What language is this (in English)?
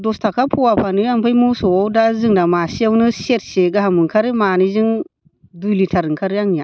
Bodo